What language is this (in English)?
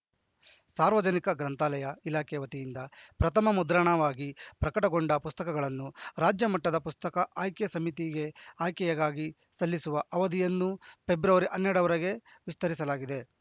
Kannada